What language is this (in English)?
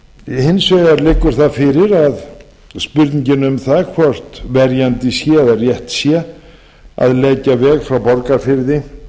Icelandic